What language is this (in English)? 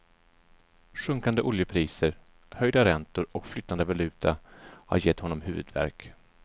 Swedish